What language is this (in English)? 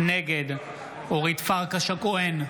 Hebrew